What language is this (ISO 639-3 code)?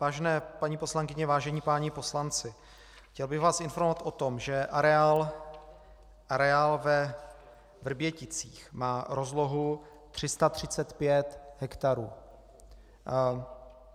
ces